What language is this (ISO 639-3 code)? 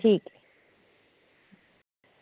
doi